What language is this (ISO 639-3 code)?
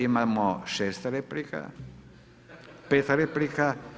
hrv